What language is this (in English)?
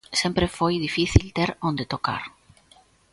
Galician